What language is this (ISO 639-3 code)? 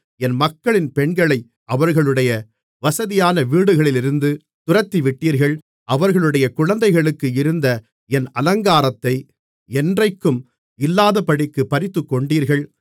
tam